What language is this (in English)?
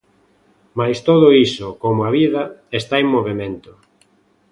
Galician